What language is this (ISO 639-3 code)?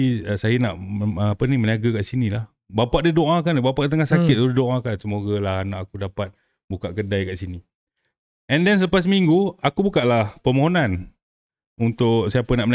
msa